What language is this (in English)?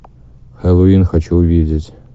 Russian